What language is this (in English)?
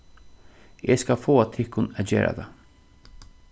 Faroese